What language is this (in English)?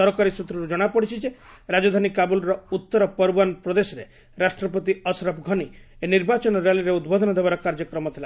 Odia